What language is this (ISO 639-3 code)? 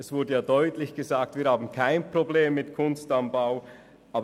gsw